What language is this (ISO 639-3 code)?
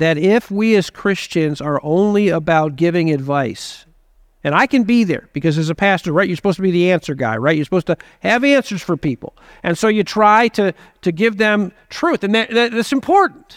eng